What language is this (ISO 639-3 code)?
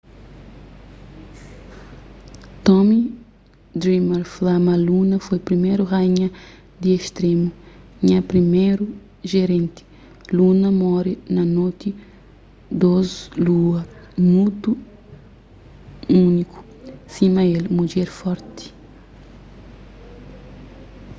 kea